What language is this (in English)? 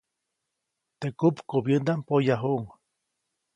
Copainalá Zoque